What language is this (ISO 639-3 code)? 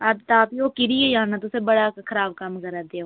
doi